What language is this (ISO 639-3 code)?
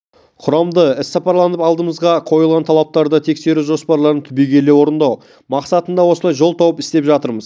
kaz